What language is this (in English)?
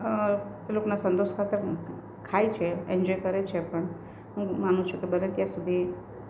Gujarati